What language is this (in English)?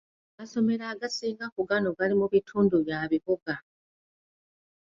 Ganda